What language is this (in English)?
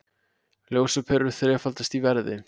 Icelandic